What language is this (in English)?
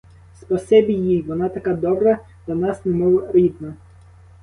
Ukrainian